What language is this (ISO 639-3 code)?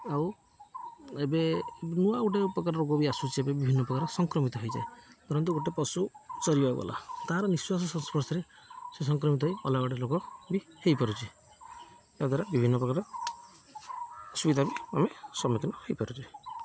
ori